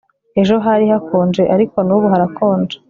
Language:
Kinyarwanda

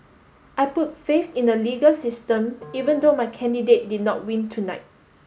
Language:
English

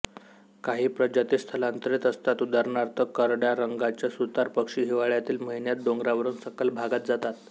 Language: Marathi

